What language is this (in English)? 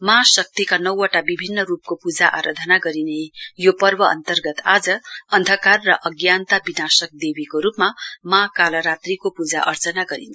Nepali